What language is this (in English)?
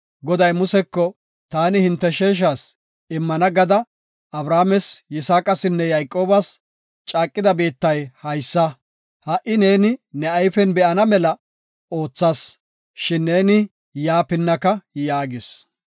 Gofa